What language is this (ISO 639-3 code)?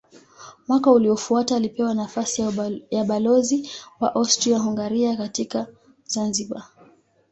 swa